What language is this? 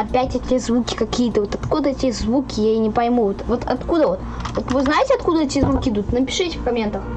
Russian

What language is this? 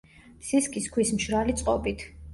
Georgian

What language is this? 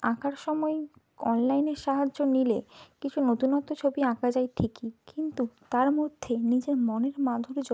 Bangla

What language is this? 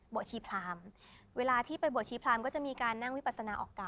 Thai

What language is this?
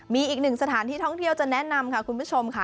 Thai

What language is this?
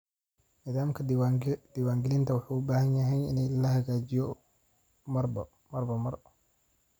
Somali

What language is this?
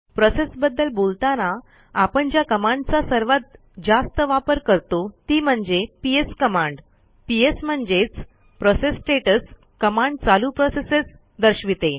Marathi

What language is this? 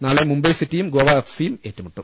Malayalam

